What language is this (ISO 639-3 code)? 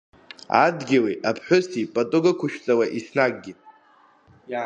abk